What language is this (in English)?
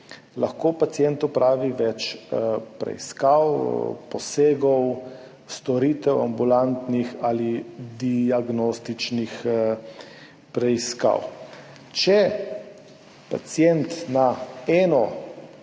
Slovenian